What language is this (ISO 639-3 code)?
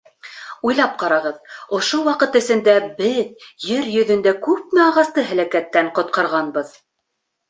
bak